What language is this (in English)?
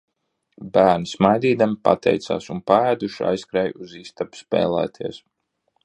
Latvian